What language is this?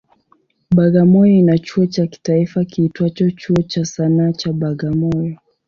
Swahili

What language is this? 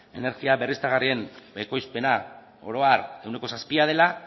Basque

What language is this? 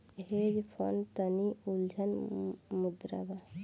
Bhojpuri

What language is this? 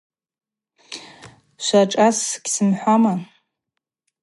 Abaza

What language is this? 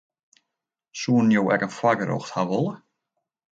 Western Frisian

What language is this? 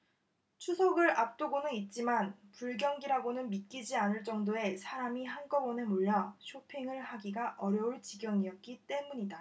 Korean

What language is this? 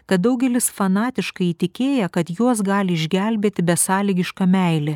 Lithuanian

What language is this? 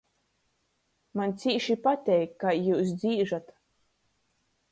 Latgalian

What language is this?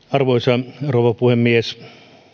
Finnish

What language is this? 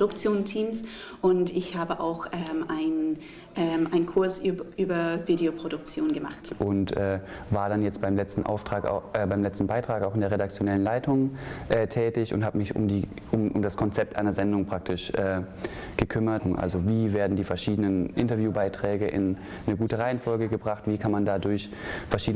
German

